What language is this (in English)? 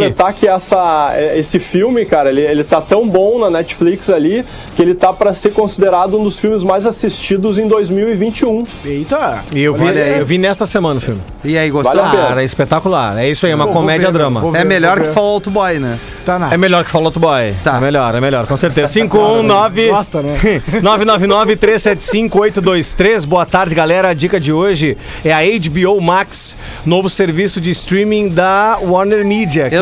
Portuguese